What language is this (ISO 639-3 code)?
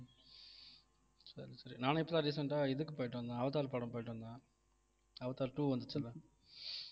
tam